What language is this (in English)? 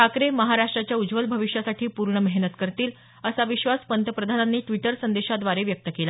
Marathi